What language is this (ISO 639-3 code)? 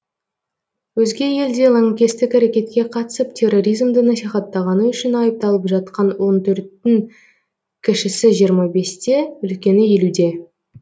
kaz